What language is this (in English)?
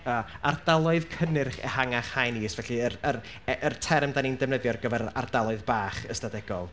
Welsh